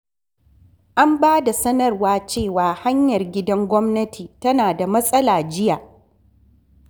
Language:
Hausa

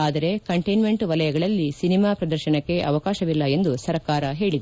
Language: Kannada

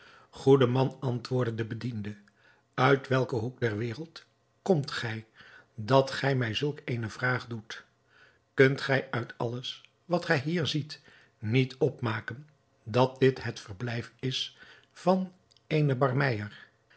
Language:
Dutch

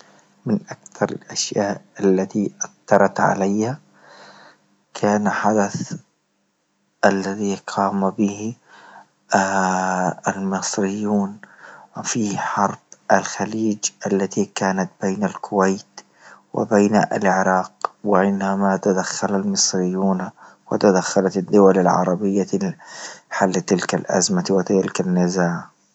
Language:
Libyan Arabic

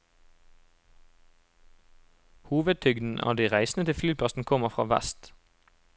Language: Norwegian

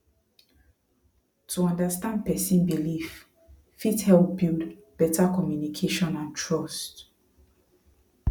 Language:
Nigerian Pidgin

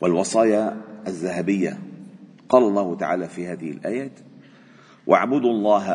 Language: Arabic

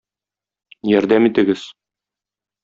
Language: Tatar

